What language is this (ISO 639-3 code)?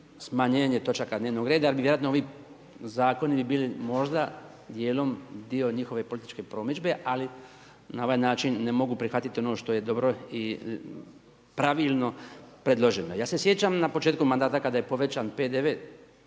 hrv